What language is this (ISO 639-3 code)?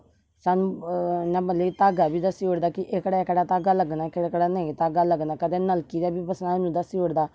doi